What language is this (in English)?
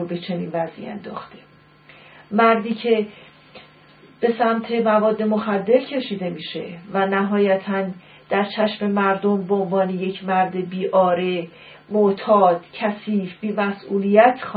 Persian